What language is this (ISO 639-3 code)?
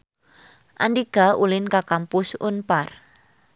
sun